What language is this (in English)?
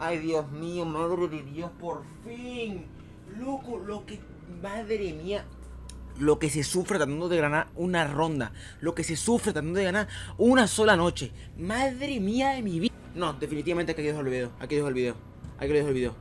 Spanish